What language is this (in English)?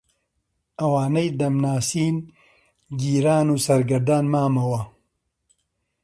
Central Kurdish